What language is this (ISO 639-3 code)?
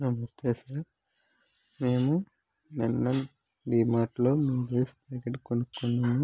tel